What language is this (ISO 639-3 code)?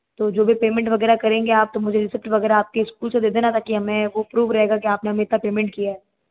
hin